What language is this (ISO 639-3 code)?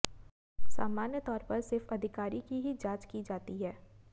hin